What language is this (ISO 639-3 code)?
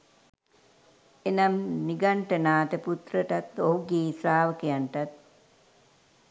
sin